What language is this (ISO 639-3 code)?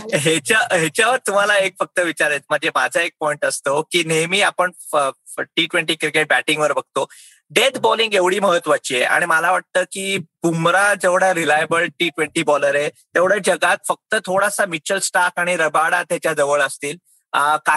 mar